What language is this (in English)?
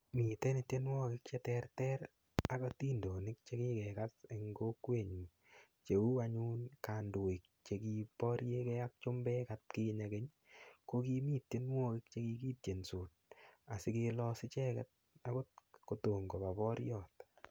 Kalenjin